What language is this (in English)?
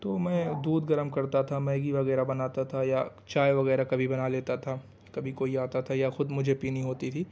Urdu